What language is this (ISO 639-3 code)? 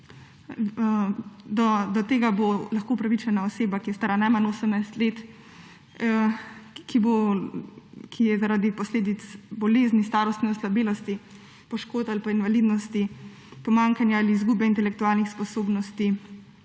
slv